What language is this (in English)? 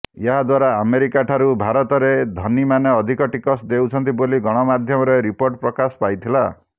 Odia